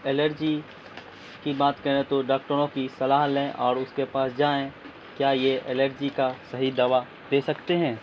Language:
Urdu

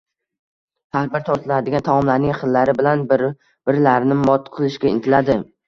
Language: Uzbek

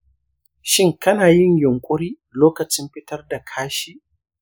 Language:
Hausa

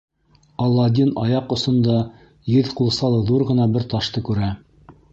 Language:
Bashkir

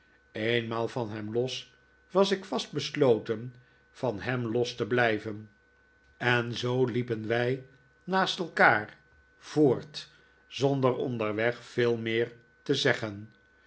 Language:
Dutch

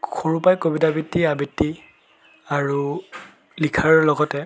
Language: Assamese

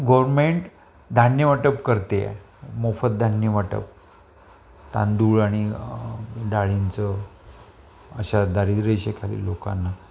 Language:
Marathi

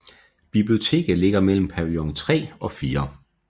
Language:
Danish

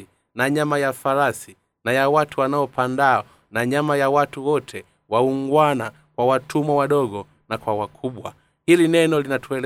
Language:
Swahili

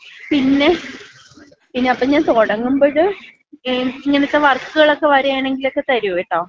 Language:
Malayalam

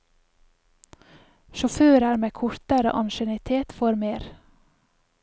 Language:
Norwegian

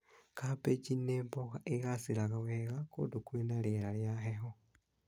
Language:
Kikuyu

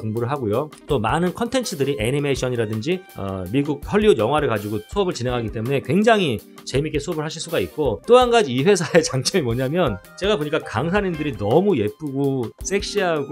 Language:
Korean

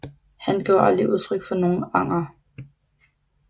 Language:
Danish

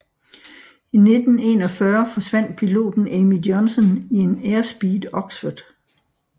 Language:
Danish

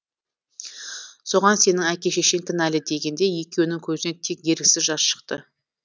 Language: Kazakh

